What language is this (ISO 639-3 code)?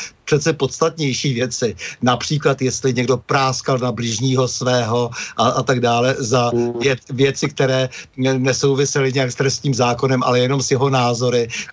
ces